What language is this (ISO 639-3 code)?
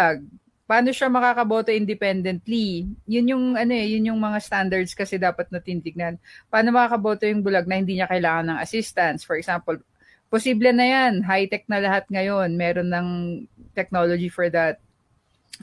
fil